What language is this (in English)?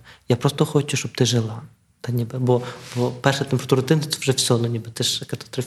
Ukrainian